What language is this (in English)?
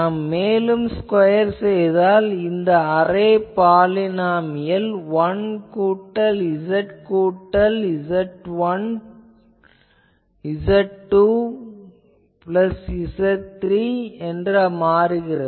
Tamil